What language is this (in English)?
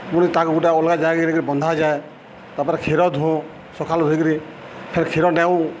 Odia